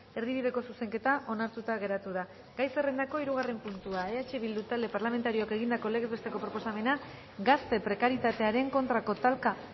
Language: Basque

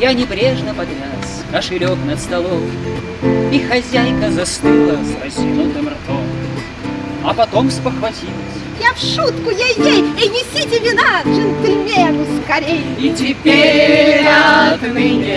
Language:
Russian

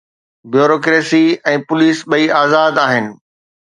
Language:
Sindhi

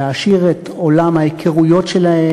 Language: Hebrew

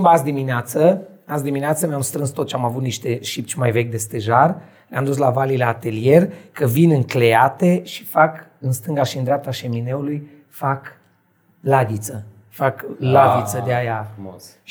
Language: Romanian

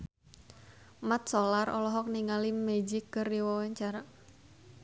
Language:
Sundanese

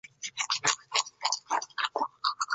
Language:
Chinese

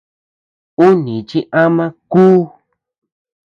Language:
Tepeuxila Cuicatec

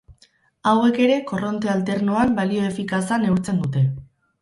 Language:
Basque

